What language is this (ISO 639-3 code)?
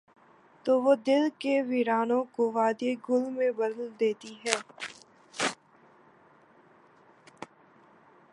urd